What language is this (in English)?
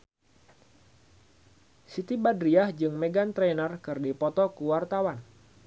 Sundanese